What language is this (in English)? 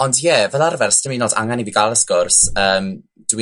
Welsh